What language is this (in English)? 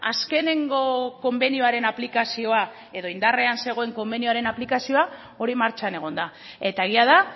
Basque